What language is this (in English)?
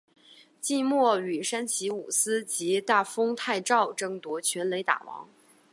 Chinese